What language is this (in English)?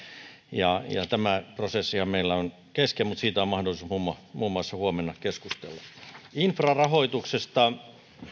Finnish